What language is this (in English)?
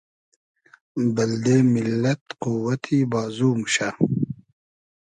Hazaragi